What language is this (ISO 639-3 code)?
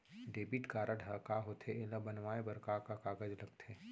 hne